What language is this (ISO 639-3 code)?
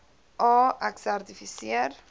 afr